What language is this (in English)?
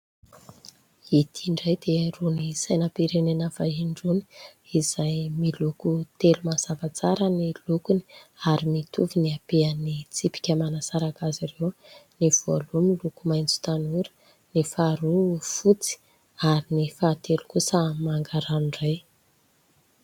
Malagasy